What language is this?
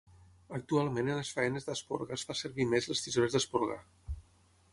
Catalan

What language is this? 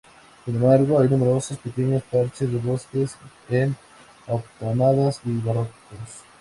Spanish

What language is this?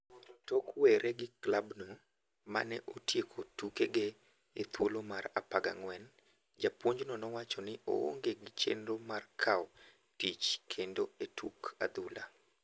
Luo (Kenya and Tanzania)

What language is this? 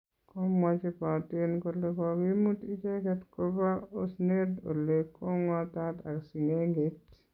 Kalenjin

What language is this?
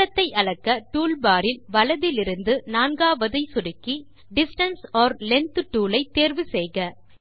Tamil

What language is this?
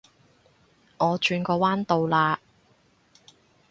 Cantonese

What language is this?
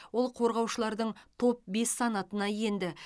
Kazakh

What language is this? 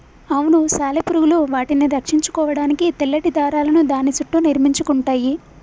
Telugu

